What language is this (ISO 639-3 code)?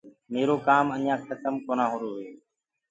ggg